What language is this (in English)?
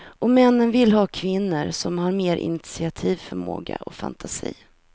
Swedish